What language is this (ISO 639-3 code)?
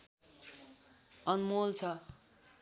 nep